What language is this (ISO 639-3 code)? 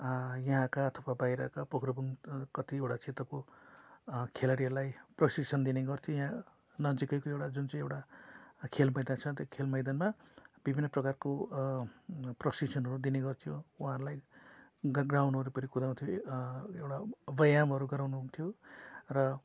nep